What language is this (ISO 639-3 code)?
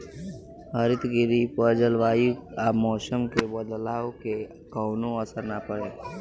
bho